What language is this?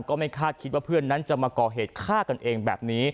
Thai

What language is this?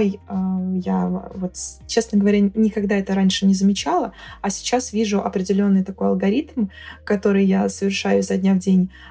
Russian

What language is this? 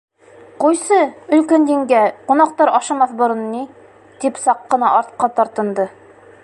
Bashkir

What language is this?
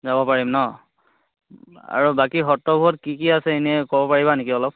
Assamese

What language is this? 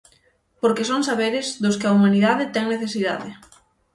Galician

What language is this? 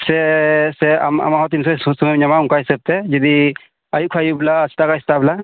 Santali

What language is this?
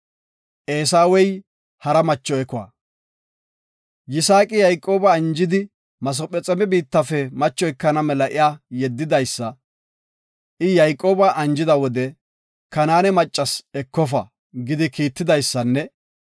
Gofa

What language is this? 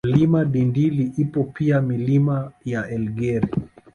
Swahili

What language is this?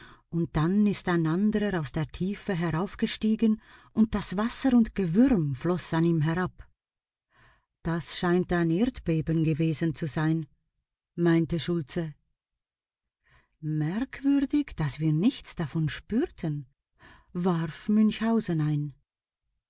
German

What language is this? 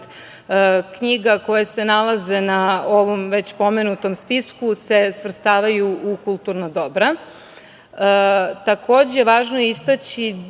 Serbian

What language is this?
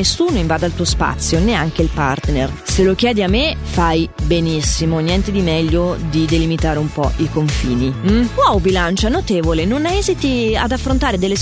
Italian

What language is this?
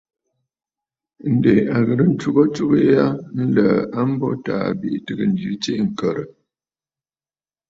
Bafut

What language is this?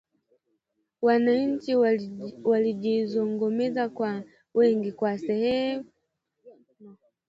Swahili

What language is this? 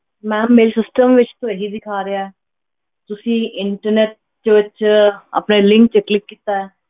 Punjabi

